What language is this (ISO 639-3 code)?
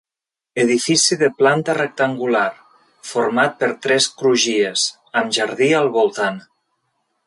cat